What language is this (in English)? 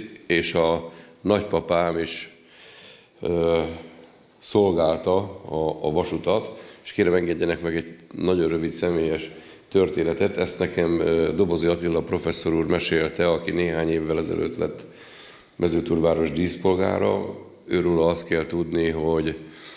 Hungarian